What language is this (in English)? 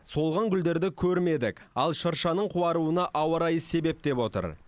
Kazakh